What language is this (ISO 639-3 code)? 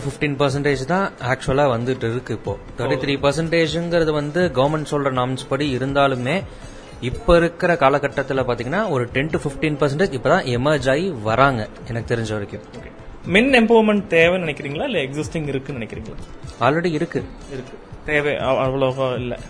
tam